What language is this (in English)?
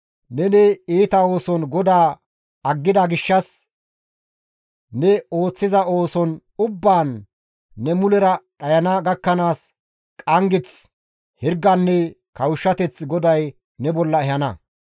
Gamo